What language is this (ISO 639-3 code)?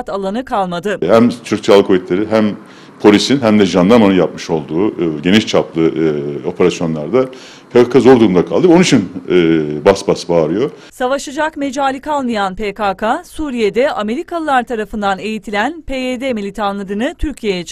tur